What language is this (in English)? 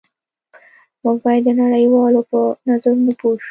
Pashto